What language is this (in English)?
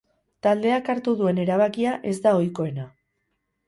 Basque